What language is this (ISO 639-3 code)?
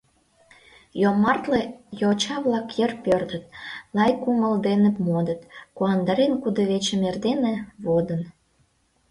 chm